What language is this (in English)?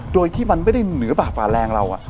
Thai